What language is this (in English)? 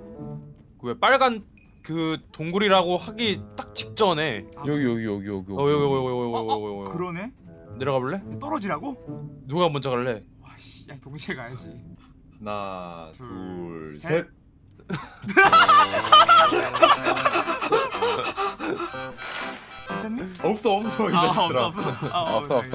Korean